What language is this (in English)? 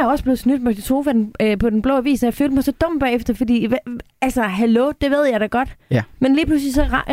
Danish